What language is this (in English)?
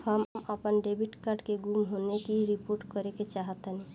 Bhojpuri